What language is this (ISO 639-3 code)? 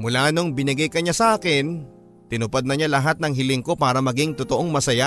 fil